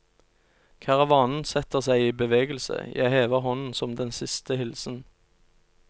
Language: Norwegian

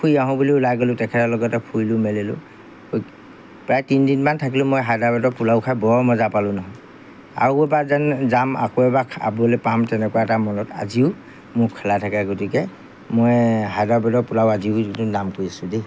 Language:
Assamese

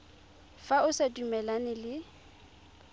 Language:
Tswana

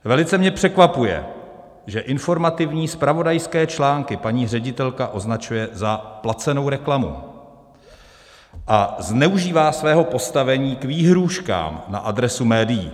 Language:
Czech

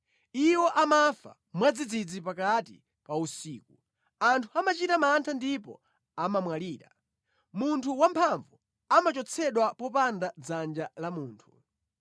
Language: Nyanja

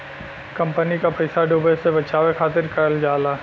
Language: Bhojpuri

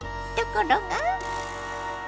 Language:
Japanese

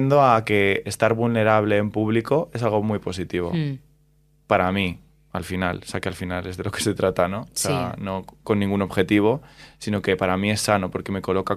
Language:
Spanish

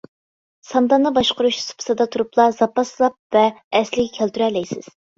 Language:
Uyghur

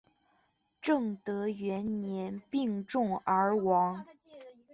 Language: Chinese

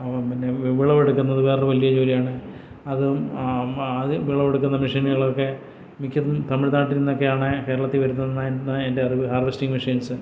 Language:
Malayalam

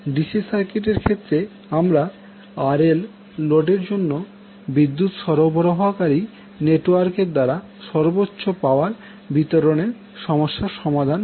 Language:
Bangla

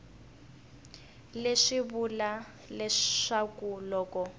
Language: Tsonga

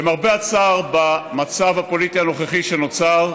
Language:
Hebrew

